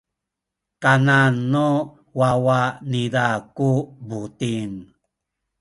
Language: Sakizaya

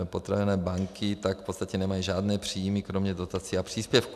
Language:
Czech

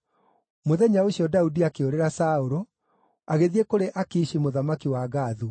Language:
Kikuyu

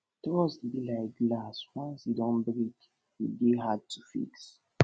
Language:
Nigerian Pidgin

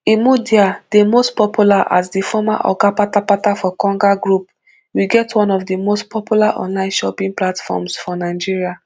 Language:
Nigerian Pidgin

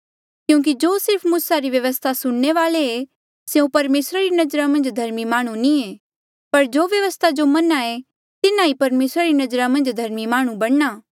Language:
Mandeali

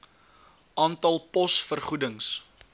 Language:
Afrikaans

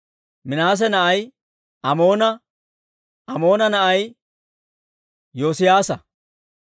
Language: Dawro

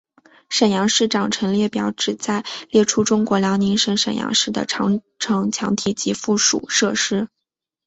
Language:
Chinese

